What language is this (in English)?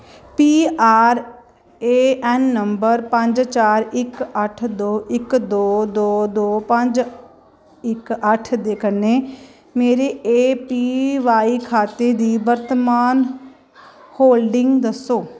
Dogri